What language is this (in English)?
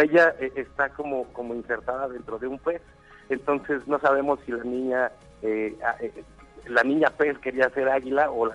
Spanish